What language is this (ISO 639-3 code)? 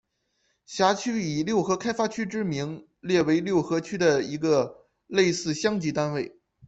zho